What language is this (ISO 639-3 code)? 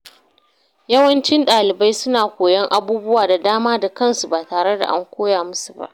hau